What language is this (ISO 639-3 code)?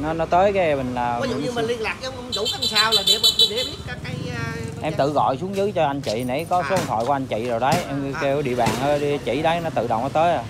vie